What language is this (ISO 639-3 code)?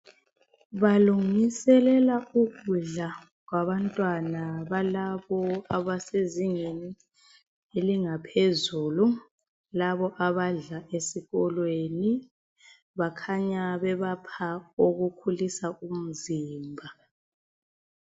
nde